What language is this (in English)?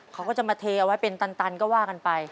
Thai